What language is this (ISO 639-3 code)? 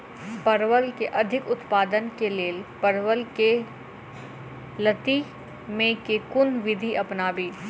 mai